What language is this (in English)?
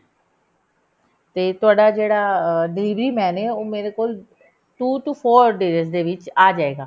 Punjabi